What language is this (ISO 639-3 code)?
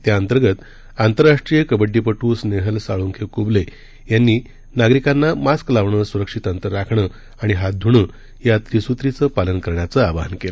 mar